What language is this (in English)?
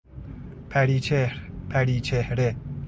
Persian